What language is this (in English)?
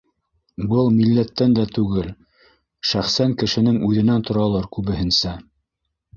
Bashkir